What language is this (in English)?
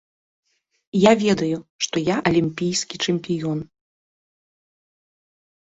Belarusian